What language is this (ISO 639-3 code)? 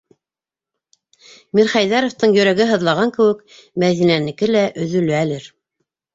bak